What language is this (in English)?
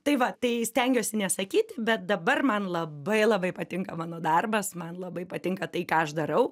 Lithuanian